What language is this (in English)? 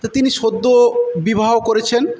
Bangla